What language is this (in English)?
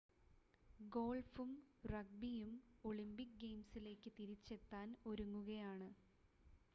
Malayalam